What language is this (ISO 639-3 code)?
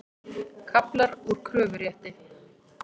isl